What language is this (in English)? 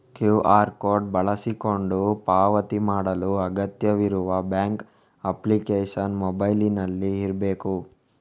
Kannada